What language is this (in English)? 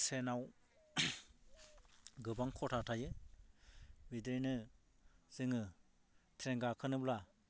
Bodo